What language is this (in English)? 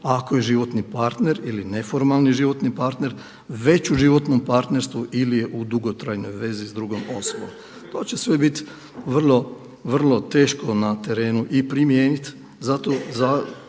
Croatian